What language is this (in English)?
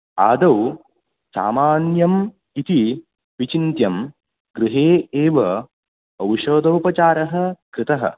Sanskrit